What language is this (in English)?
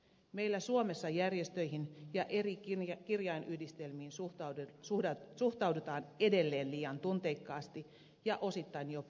Finnish